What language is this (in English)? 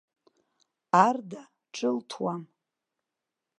Abkhazian